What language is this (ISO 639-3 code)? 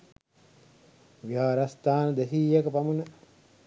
sin